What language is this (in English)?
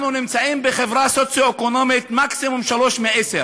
Hebrew